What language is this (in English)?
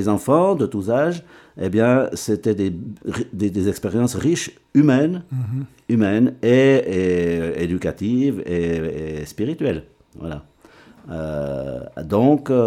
French